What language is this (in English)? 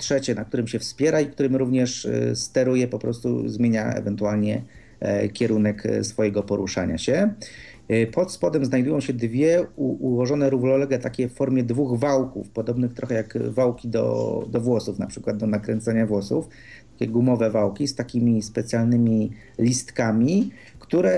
Polish